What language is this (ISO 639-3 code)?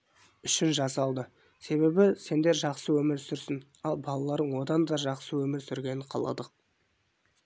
kaz